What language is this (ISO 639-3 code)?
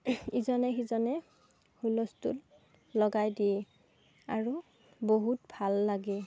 asm